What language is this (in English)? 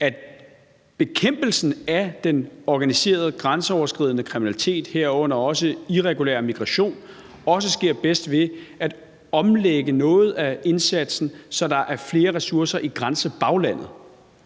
Danish